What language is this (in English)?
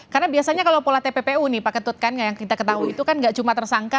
Indonesian